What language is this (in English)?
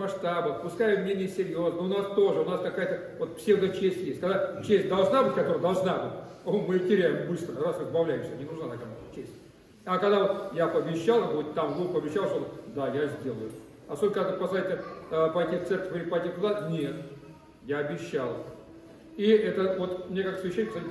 Russian